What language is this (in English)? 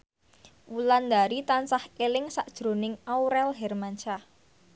Javanese